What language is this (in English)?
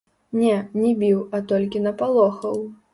Belarusian